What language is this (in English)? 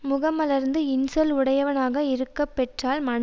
Tamil